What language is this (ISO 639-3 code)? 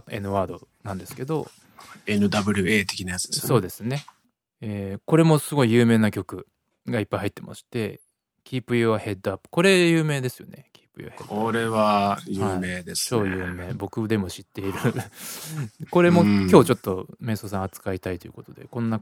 jpn